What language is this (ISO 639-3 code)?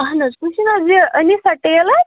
kas